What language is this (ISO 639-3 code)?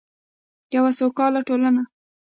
pus